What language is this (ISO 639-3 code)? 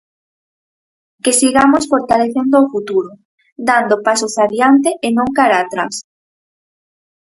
glg